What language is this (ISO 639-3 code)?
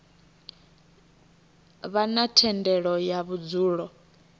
ven